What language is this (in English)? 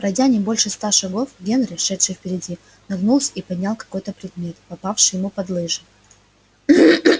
Russian